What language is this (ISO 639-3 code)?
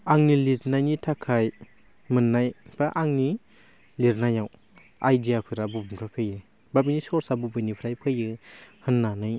brx